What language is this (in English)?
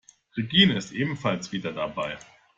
German